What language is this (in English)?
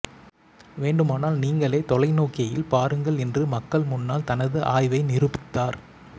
Tamil